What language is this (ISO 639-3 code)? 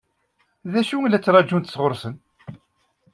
kab